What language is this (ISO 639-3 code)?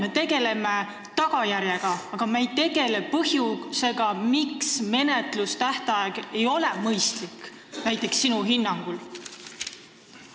est